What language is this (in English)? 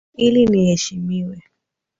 Swahili